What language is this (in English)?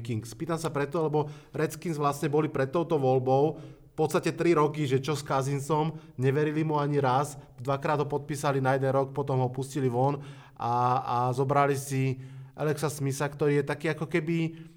Slovak